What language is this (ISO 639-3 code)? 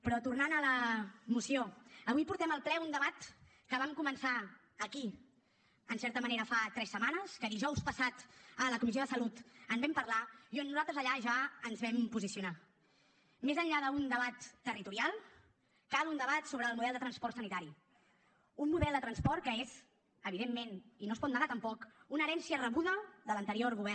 cat